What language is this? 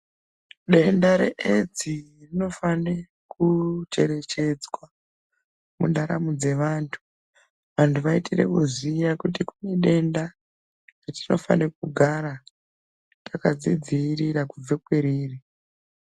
Ndau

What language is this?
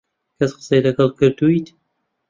Central Kurdish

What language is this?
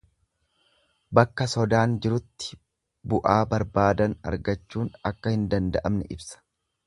Oromo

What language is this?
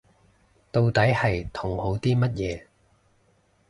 Cantonese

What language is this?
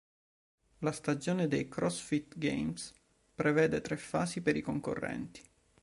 Italian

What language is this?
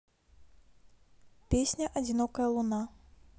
Russian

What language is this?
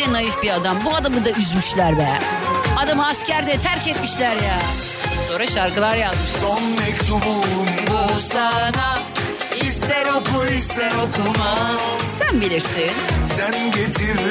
Turkish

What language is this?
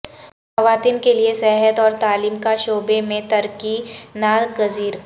Urdu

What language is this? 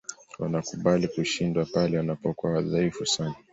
Swahili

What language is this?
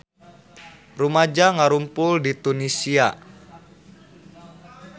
Sundanese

